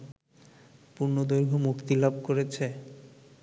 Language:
Bangla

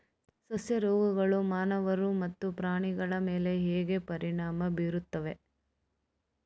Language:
Kannada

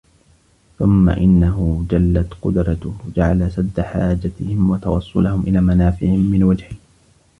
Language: Arabic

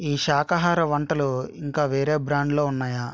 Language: Telugu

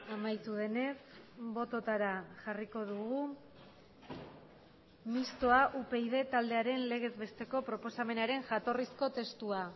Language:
Basque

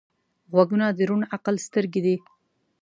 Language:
Pashto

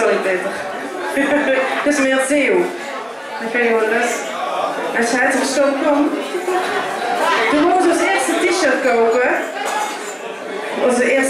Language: Dutch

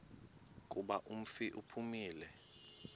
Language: Xhosa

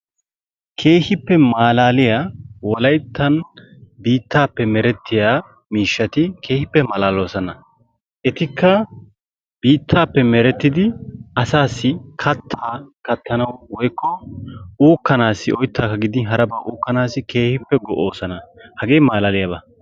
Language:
Wolaytta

